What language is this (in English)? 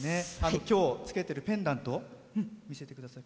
Japanese